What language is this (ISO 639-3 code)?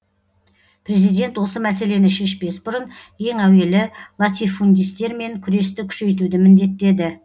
kaz